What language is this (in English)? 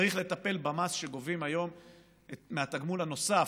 Hebrew